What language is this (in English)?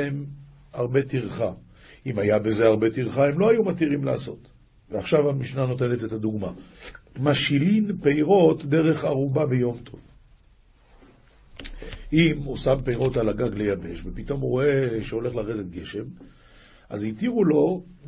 Hebrew